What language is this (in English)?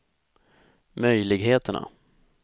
Swedish